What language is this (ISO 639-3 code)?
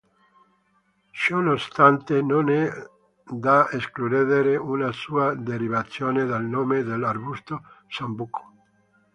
ita